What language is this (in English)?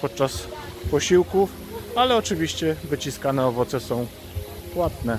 Polish